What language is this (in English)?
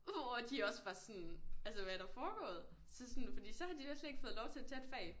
Danish